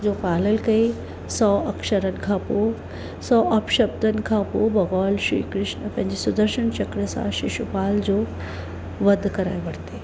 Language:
Sindhi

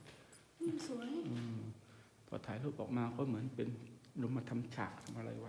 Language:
Thai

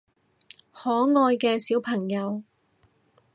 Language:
Cantonese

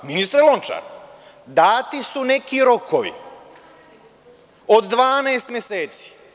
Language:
Serbian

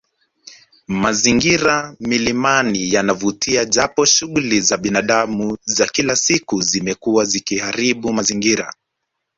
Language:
Swahili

